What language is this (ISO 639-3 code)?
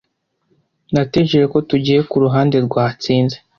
kin